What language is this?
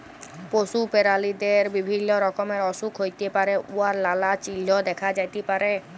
Bangla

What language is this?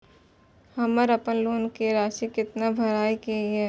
Maithili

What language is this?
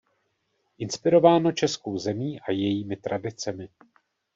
Czech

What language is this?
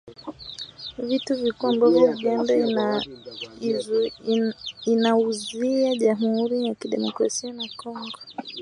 Swahili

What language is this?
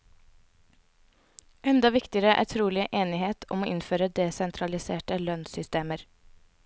Norwegian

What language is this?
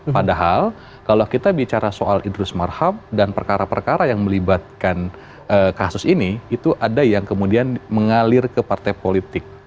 Indonesian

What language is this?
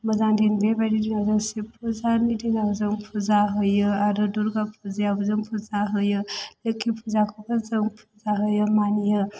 Bodo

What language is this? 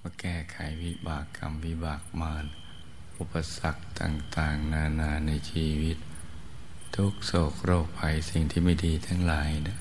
Thai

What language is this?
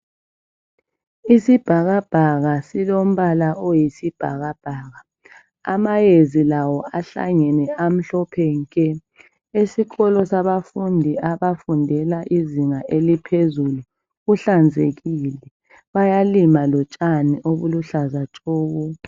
North Ndebele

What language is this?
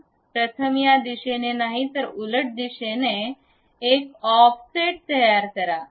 Marathi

